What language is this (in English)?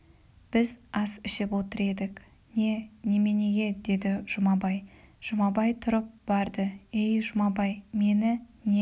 Kazakh